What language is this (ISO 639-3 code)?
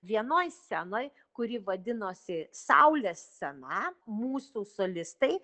lit